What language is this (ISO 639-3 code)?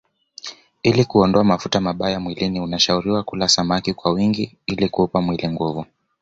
swa